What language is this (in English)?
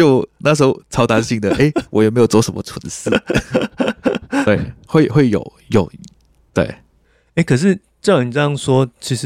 Chinese